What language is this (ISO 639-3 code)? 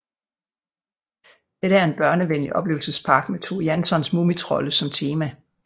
dan